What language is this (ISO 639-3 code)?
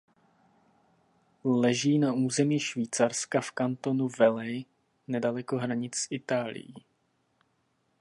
ces